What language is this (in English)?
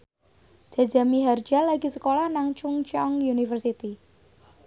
Javanese